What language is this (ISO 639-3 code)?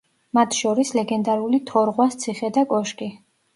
kat